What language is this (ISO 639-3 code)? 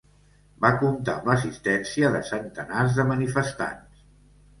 cat